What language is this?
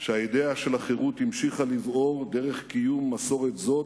Hebrew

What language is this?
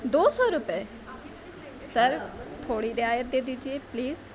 Urdu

